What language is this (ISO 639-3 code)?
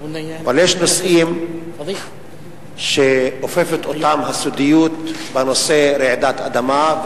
heb